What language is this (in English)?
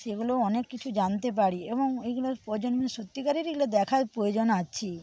Bangla